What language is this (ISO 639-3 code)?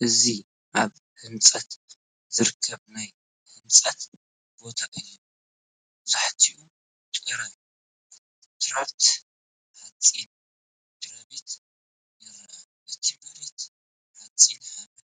tir